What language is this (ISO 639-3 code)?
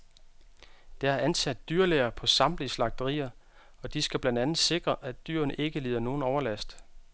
dan